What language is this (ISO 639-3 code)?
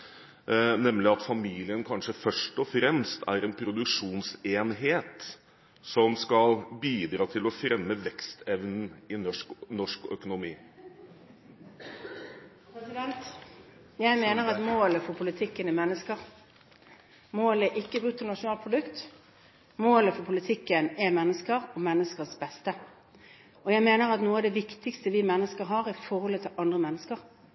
nob